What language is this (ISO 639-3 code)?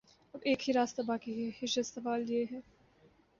urd